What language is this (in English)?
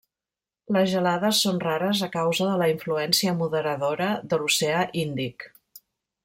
Catalan